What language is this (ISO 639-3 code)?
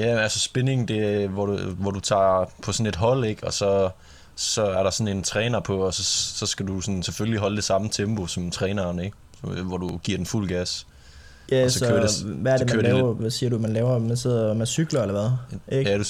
dan